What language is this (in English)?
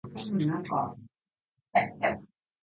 Japanese